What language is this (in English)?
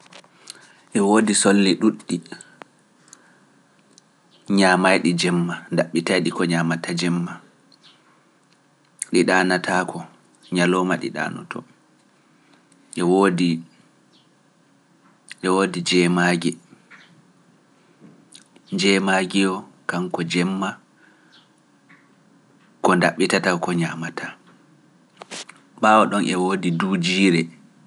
Pular